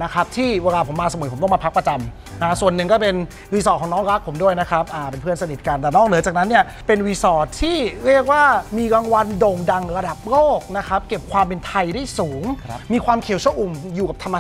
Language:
Thai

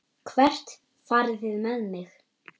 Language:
Icelandic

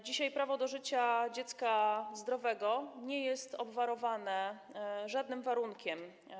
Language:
Polish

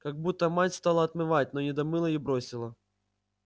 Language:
Russian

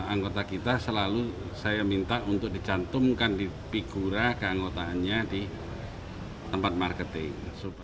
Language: Indonesian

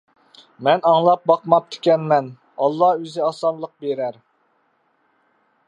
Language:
Uyghur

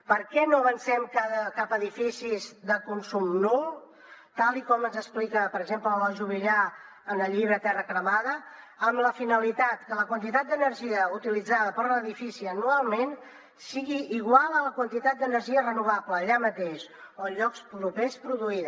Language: Catalan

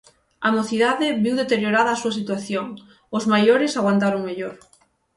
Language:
Galician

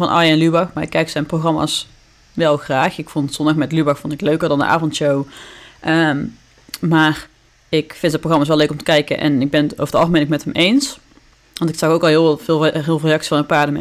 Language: Dutch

